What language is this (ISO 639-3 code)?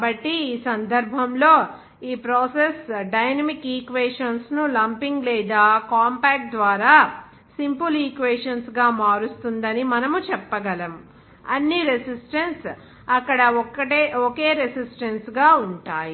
tel